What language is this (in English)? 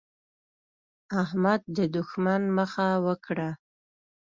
Pashto